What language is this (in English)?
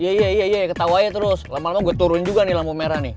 Indonesian